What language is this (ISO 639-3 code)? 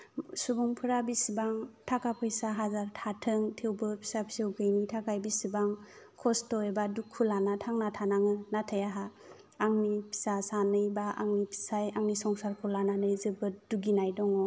brx